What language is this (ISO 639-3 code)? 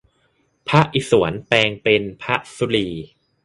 tha